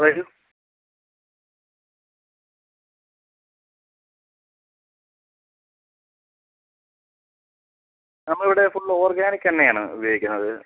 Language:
Malayalam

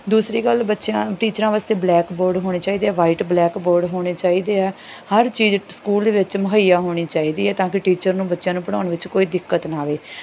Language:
Punjabi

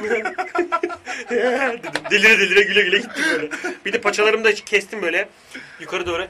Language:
Turkish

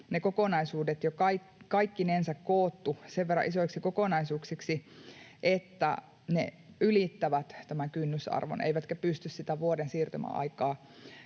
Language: Finnish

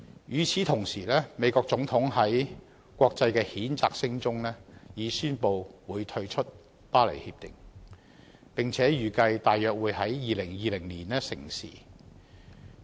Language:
Cantonese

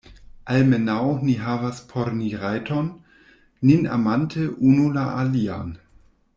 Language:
Esperanto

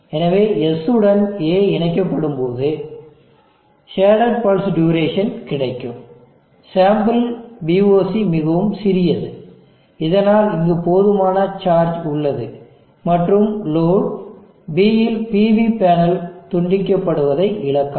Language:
Tamil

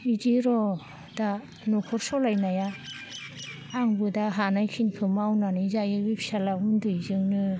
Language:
Bodo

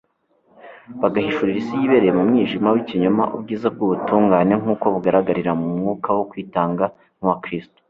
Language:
Kinyarwanda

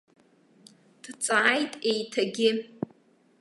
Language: Abkhazian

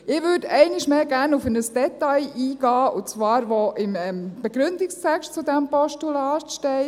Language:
Swiss German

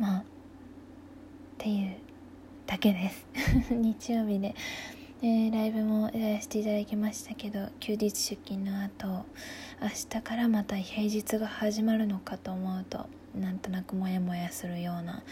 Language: Japanese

